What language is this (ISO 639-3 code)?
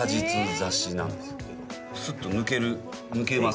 jpn